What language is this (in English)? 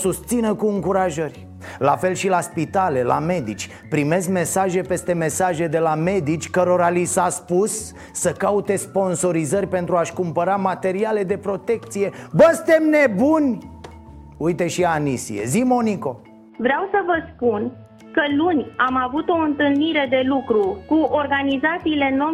Romanian